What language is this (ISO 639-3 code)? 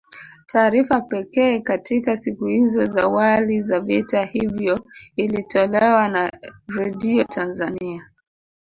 swa